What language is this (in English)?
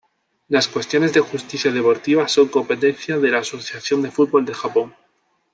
Spanish